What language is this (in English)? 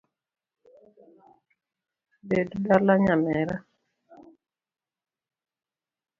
Luo (Kenya and Tanzania)